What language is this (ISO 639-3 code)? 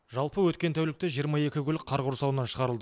kaz